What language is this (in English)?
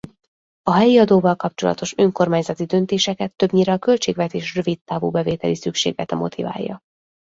Hungarian